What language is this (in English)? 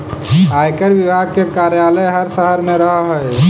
Magahi